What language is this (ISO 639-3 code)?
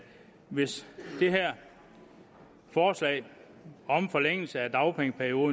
dan